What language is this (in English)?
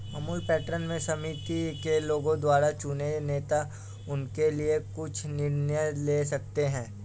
Hindi